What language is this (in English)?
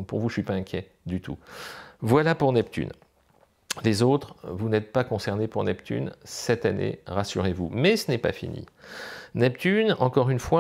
French